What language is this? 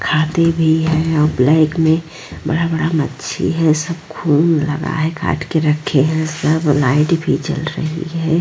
Hindi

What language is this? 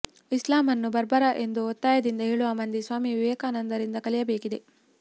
Kannada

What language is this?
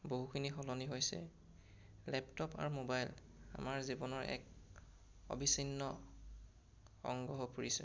Assamese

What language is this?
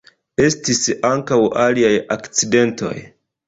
Esperanto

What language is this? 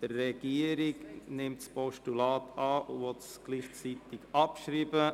Swiss German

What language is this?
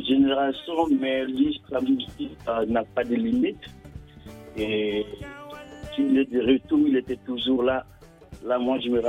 French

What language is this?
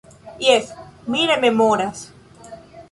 Esperanto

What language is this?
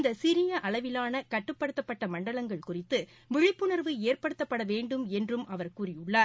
Tamil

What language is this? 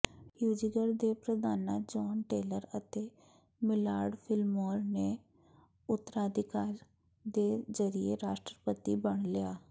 Punjabi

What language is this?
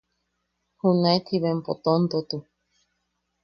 Yaqui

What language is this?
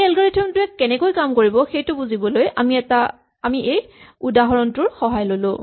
Assamese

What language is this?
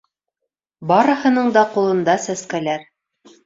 Bashkir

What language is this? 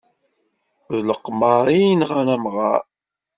Kabyle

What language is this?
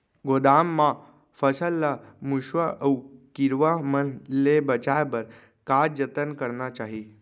Chhattisgarhi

